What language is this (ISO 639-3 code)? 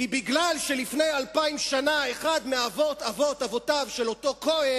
heb